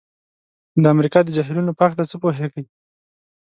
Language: Pashto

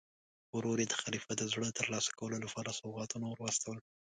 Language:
Pashto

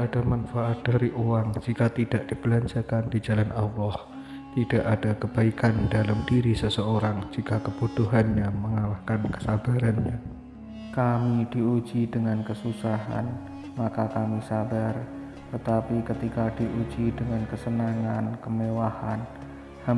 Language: Indonesian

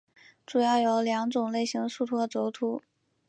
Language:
Chinese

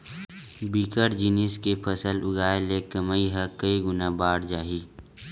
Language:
Chhattisgarhi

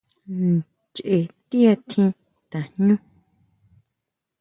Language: Huautla Mazatec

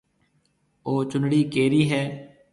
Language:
Marwari (Pakistan)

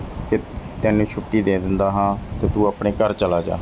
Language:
Punjabi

